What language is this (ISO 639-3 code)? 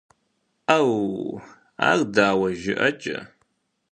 kbd